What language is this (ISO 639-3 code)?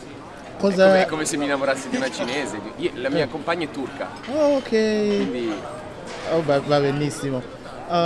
ita